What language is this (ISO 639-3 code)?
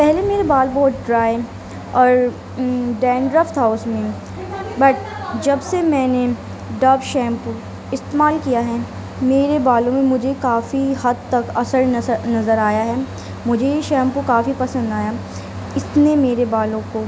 urd